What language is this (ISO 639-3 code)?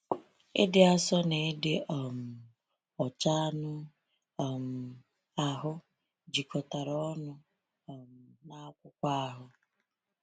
ibo